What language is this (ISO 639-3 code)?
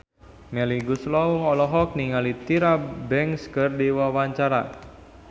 sun